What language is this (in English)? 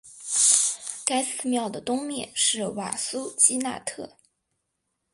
Chinese